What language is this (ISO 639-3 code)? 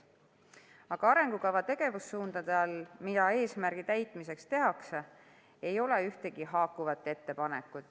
est